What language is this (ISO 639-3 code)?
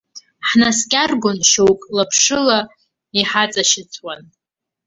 abk